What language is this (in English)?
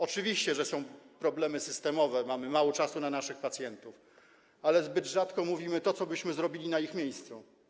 Polish